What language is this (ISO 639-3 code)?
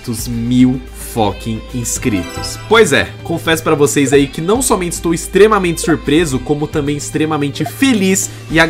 por